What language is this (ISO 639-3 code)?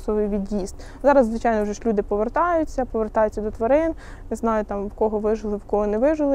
ukr